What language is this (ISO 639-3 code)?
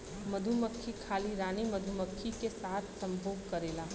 bho